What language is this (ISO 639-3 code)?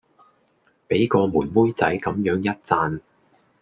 yue